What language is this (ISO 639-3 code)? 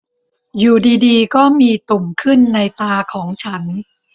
tha